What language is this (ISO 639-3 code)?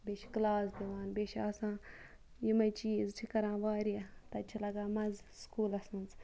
kas